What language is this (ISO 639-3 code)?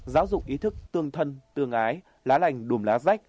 vie